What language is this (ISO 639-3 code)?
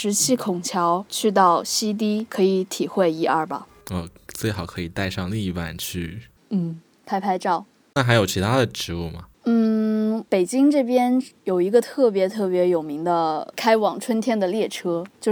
zho